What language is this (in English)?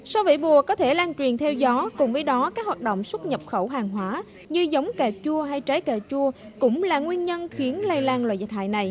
Vietnamese